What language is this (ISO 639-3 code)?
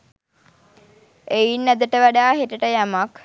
sin